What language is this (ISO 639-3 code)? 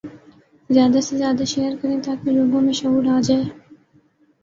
urd